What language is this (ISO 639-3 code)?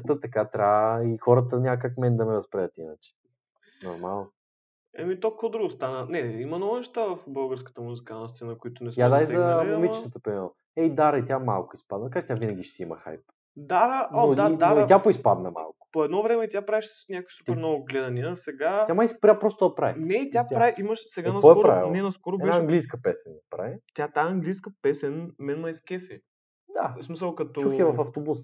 bul